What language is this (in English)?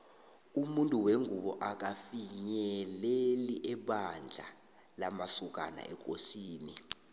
South Ndebele